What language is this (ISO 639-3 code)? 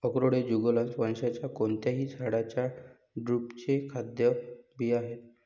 mar